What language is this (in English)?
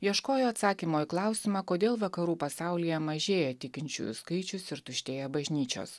Lithuanian